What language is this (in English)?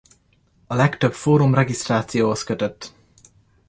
Hungarian